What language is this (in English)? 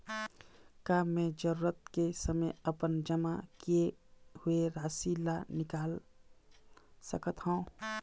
Chhattisgarhi